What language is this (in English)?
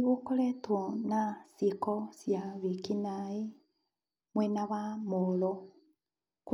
Kikuyu